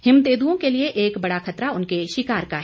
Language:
Hindi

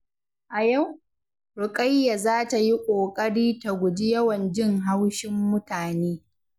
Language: Hausa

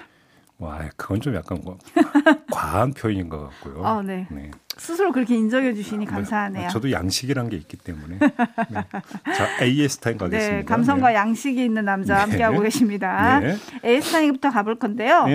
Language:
Korean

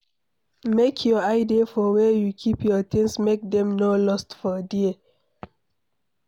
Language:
Nigerian Pidgin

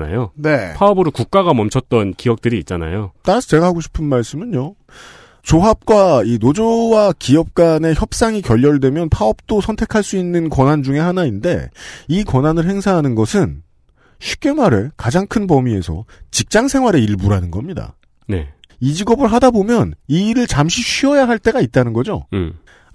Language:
Korean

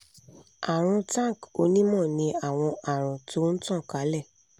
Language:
Yoruba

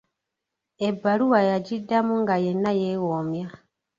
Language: Ganda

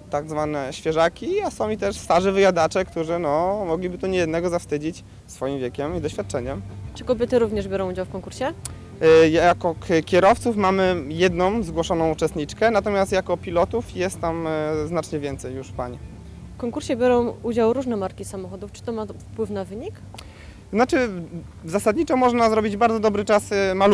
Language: Polish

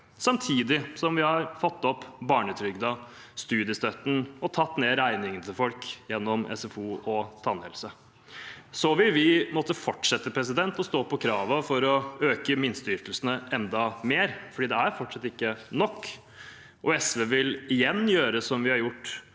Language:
Norwegian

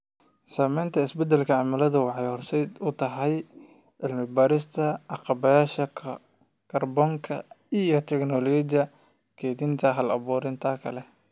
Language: Somali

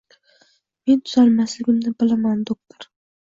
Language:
Uzbek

